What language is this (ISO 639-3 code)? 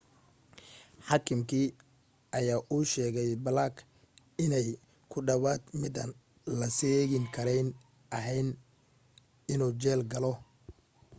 som